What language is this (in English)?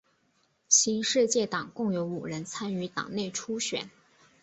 Chinese